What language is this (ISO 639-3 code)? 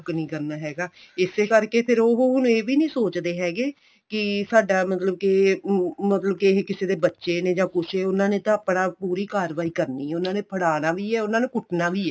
pan